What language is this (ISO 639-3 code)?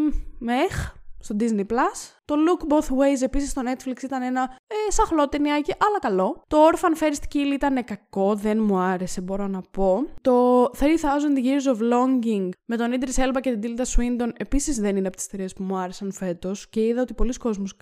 ell